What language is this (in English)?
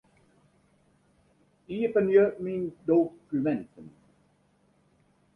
Western Frisian